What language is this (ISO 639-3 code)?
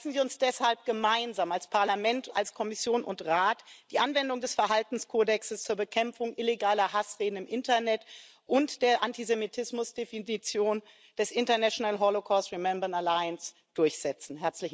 deu